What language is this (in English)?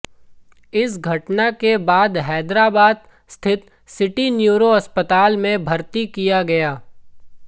Hindi